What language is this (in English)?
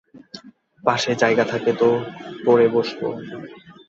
Bangla